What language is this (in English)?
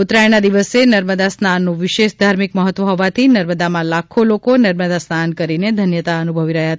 Gujarati